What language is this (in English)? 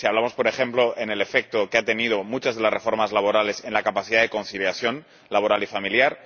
Spanish